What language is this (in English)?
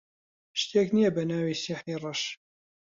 Central Kurdish